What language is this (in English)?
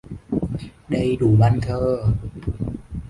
Vietnamese